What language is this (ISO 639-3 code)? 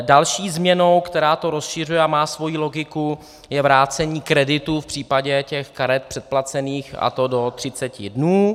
ces